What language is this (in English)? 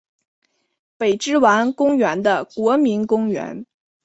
Chinese